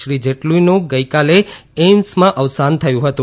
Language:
Gujarati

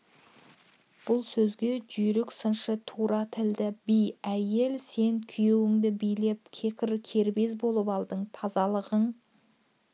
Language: Kazakh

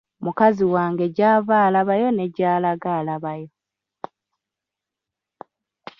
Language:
Ganda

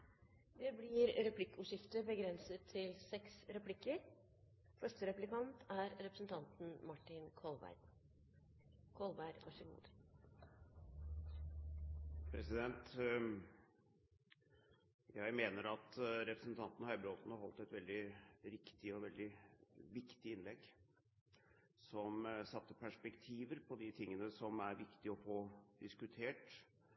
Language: Norwegian Bokmål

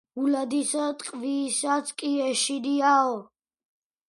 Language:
Georgian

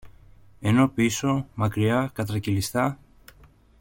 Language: Greek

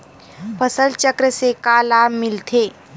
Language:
Chhattisgarhi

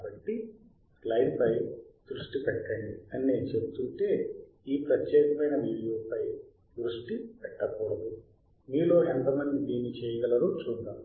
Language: Telugu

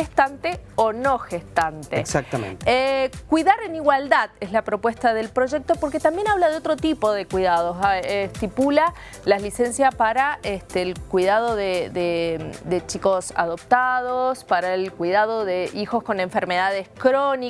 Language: Spanish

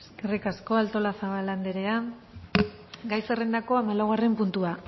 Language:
Basque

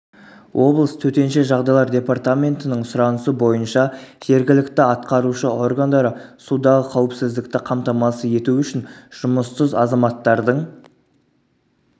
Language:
Kazakh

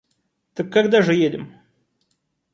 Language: Russian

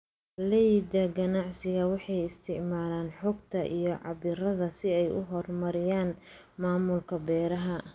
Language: Somali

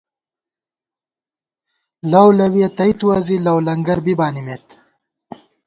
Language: Gawar-Bati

